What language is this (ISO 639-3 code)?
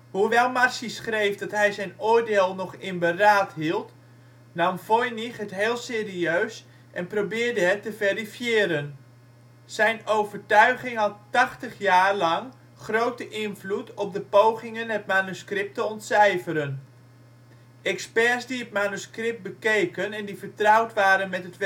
nld